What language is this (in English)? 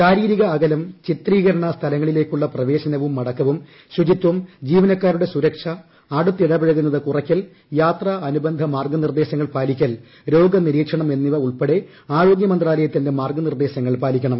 Malayalam